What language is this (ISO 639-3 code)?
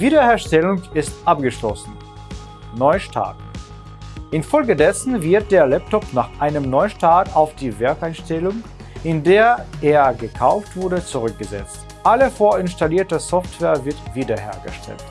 deu